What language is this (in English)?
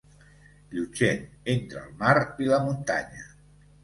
Catalan